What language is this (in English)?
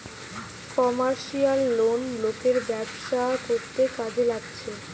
Bangla